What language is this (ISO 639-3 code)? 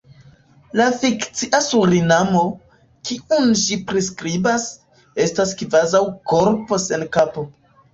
epo